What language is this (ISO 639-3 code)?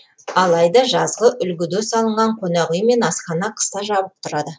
kaz